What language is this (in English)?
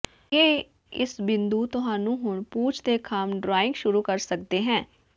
Punjabi